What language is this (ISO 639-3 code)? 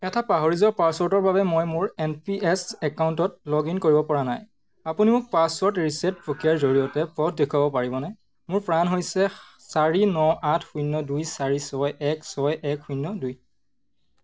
asm